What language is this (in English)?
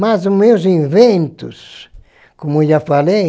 Portuguese